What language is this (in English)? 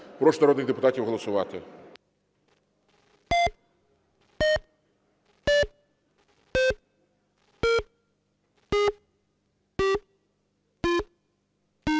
Ukrainian